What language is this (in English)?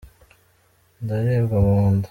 Kinyarwanda